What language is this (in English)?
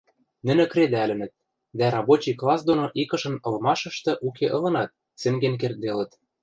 Western Mari